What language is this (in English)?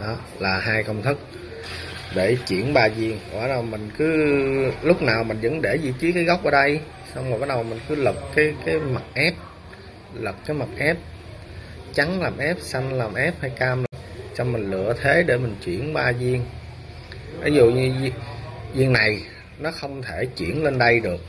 Vietnamese